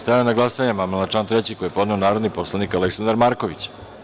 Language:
Serbian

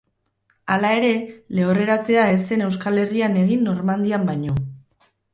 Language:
Basque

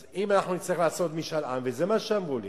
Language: Hebrew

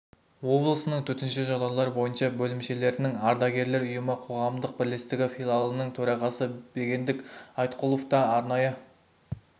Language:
Kazakh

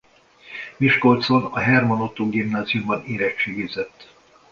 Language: Hungarian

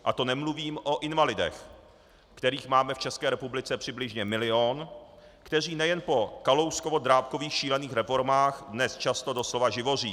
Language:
Czech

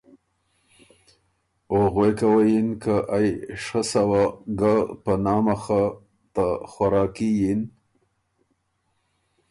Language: Ormuri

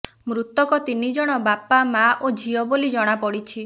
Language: Odia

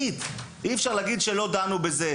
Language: Hebrew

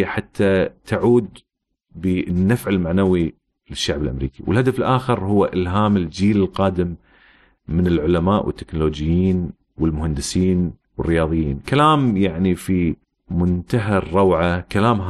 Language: Arabic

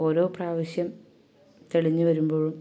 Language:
Malayalam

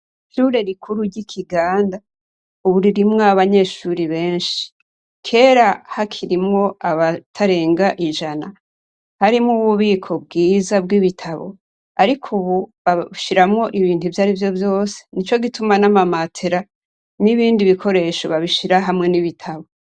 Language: Rundi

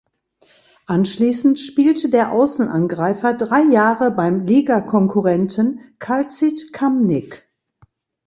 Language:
German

